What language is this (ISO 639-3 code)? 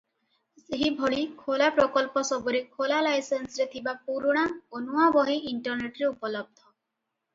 ori